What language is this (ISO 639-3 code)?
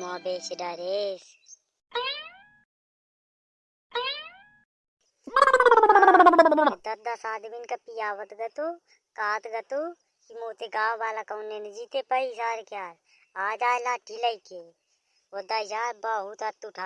hin